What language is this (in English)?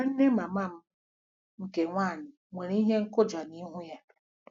Igbo